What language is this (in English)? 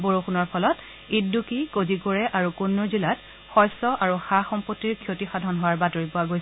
Assamese